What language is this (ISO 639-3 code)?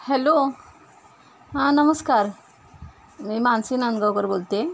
mar